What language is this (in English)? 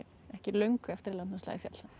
Icelandic